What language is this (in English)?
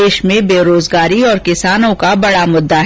Hindi